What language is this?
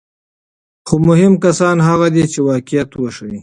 Pashto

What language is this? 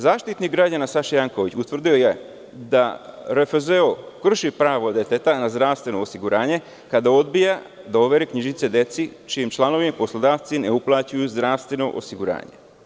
Serbian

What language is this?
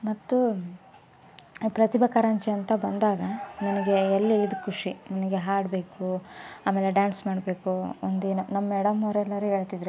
Kannada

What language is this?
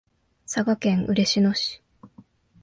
Japanese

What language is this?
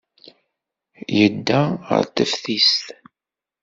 Kabyle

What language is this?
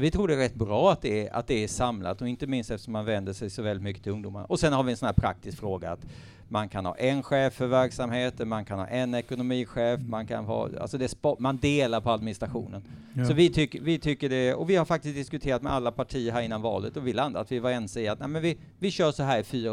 Swedish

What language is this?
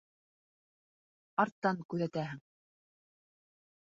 Bashkir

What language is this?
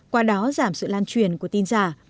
Vietnamese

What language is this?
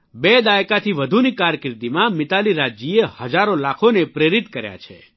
Gujarati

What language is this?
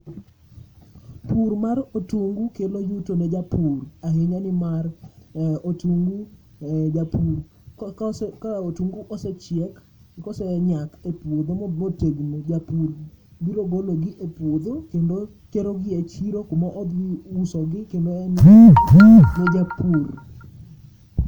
Luo (Kenya and Tanzania)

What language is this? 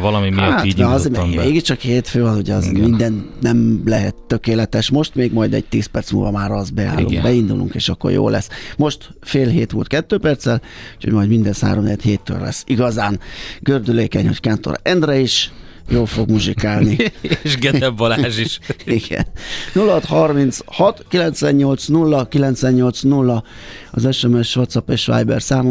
Hungarian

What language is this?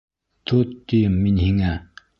Bashkir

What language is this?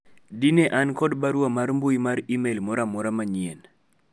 Luo (Kenya and Tanzania)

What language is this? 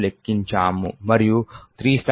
Telugu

